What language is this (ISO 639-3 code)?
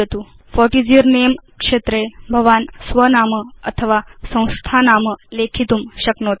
san